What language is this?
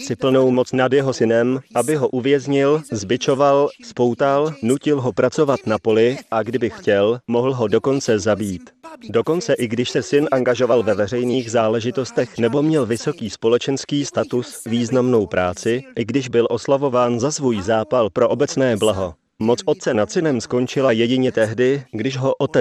Czech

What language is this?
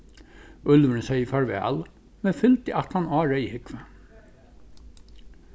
Faroese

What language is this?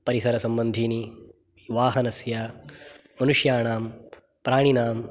Sanskrit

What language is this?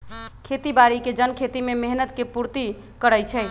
Magahi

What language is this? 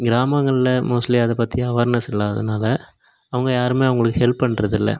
Tamil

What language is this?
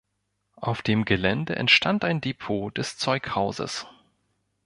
German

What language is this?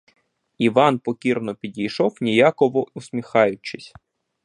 Ukrainian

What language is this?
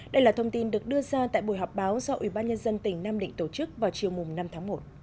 Vietnamese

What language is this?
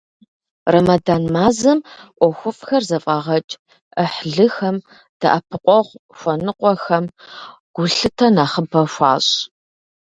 Kabardian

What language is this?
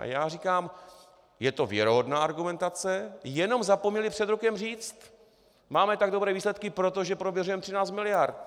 Czech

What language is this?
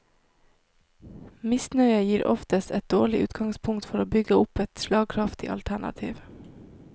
Norwegian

